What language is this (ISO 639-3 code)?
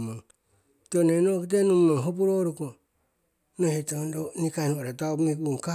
siw